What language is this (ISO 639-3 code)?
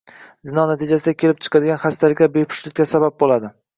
uzb